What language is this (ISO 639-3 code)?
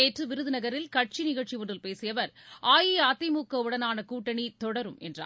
tam